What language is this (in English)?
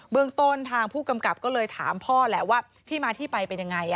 Thai